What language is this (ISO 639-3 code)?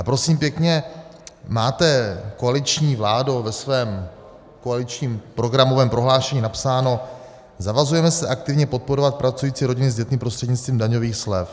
ces